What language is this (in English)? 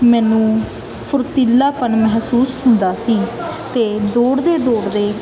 Punjabi